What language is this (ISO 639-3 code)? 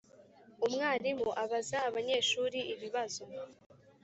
kin